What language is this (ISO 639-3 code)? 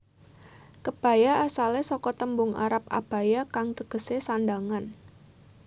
jav